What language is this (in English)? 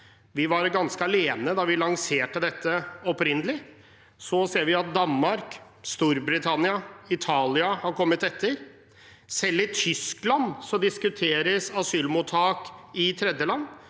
Norwegian